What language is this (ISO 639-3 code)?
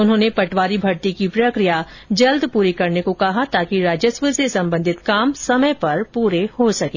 hin